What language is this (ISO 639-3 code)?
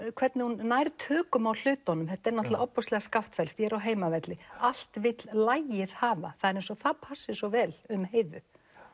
isl